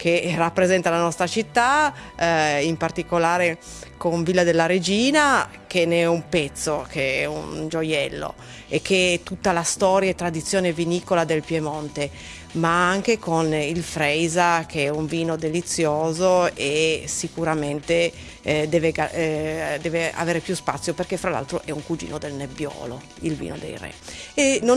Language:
Italian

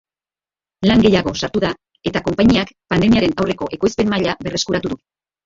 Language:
Basque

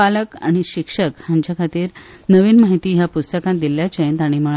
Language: Konkani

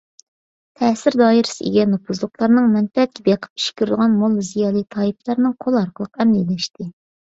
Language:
Uyghur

